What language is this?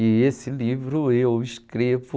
Portuguese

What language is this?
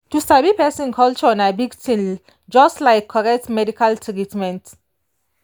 Nigerian Pidgin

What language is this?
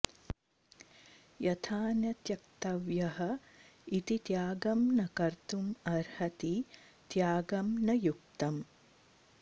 Sanskrit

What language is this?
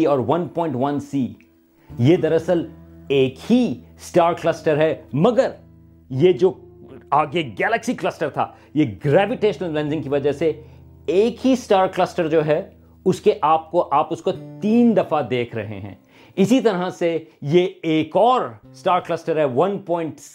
Urdu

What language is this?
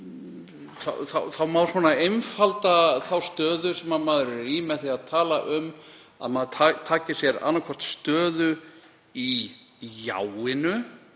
Icelandic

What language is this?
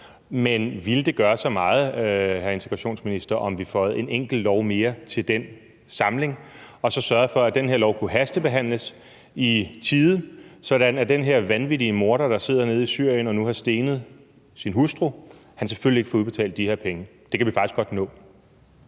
Danish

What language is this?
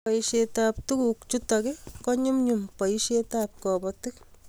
Kalenjin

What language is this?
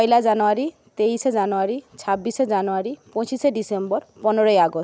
Bangla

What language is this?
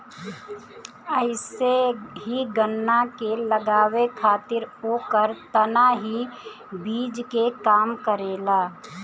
Bhojpuri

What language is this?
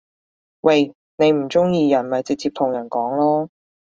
Cantonese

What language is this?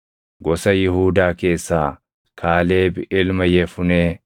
Oromo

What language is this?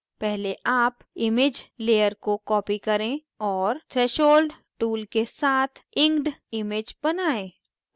Hindi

